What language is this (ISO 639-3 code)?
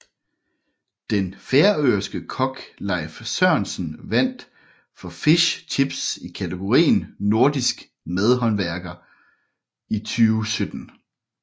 dan